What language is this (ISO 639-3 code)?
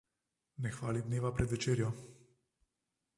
slv